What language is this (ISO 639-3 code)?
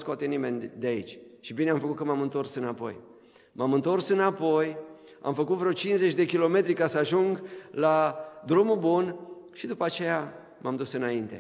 ron